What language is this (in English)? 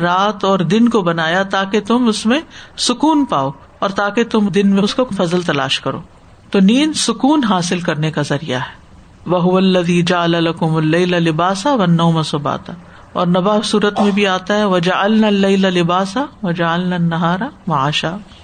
Urdu